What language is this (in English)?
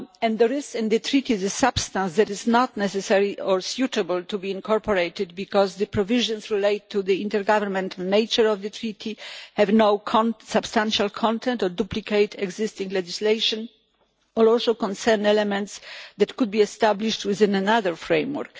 English